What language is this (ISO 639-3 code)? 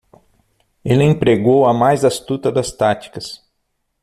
por